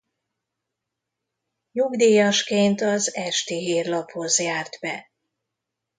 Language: Hungarian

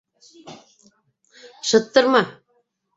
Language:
Bashkir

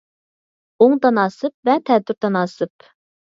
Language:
Uyghur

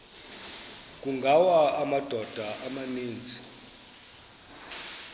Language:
Xhosa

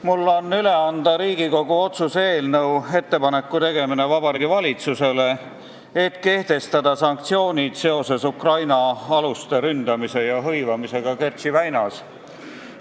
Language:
Estonian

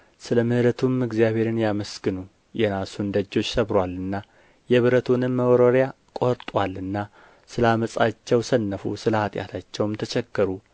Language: Amharic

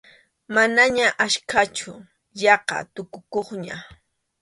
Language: Arequipa-La Unión Quechua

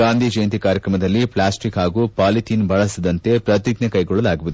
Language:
Kannada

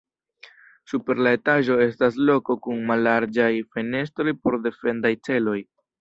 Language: Esperanto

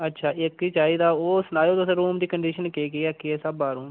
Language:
Dogri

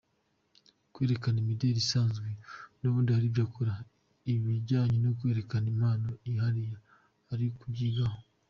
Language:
Kinyarwanda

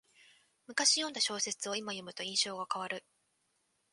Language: Japanese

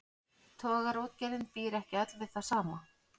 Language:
Icelandic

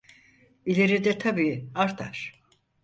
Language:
Turkish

